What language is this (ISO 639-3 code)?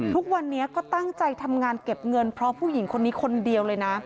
tha